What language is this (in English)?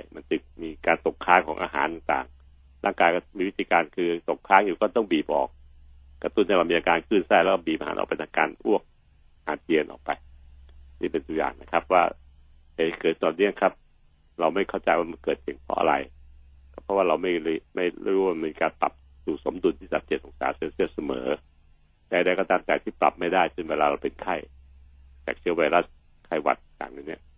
Thai